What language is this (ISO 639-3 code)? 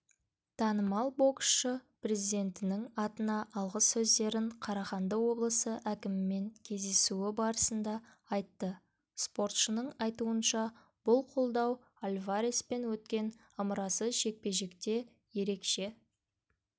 kaz